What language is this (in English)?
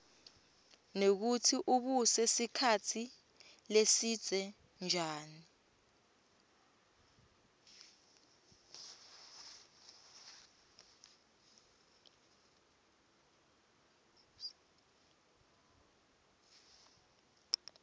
Swati